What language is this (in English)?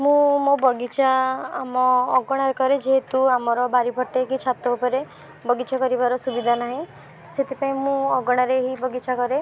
Odia